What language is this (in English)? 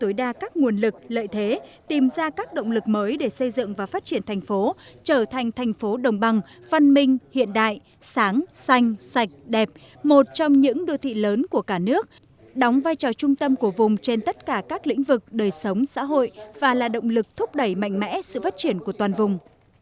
Vietnamese